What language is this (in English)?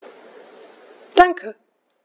German